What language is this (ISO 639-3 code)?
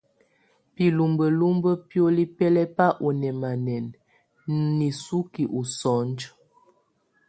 tvu